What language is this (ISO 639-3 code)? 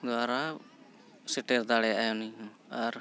sat